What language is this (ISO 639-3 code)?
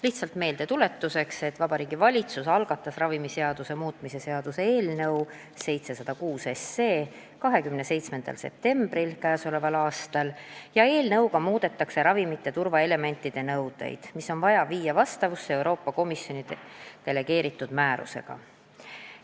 est